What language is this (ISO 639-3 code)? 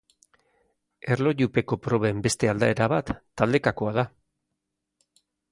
eus